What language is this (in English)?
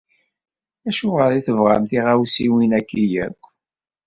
Kabyle